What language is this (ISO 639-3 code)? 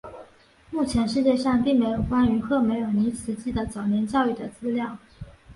zho